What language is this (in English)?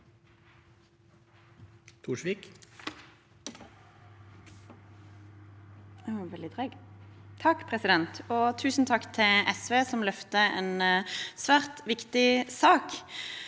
Norwegian